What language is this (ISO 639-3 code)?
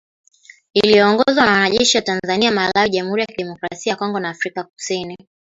swa